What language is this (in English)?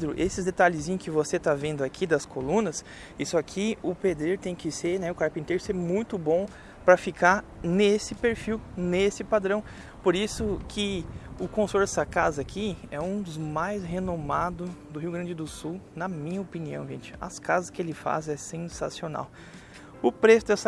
Portuguese